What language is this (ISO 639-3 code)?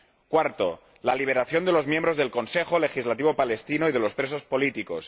spa